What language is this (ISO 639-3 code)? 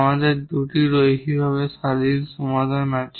ben